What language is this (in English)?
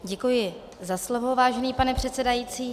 Czech